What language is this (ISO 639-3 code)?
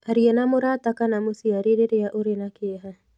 kik